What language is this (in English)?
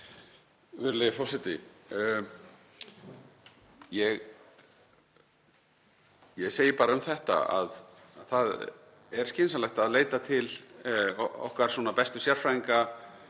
Icelandic